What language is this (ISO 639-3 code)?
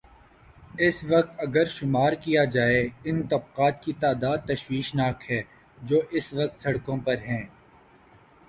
urd